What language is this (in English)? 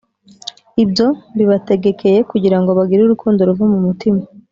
Kinyarwanda